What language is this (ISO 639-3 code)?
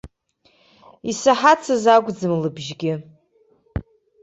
abk